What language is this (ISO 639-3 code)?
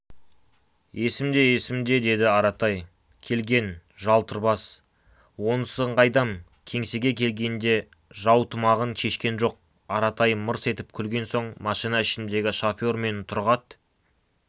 kaz